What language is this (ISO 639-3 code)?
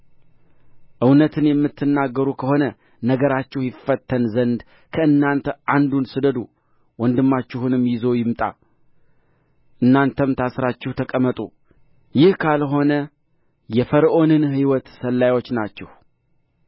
amh